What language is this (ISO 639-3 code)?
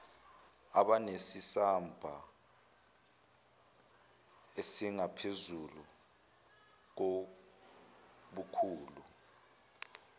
zul